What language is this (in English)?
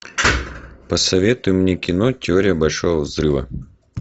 Russian